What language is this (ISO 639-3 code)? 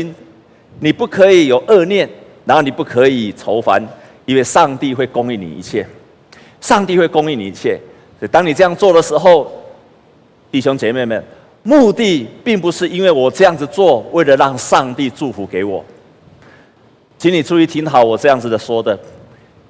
zho